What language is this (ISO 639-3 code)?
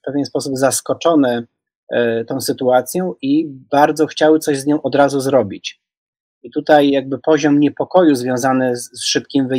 pol